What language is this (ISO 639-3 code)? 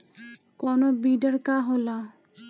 bho